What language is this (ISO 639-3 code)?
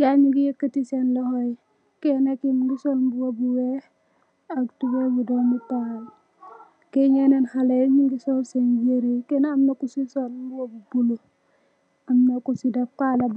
wol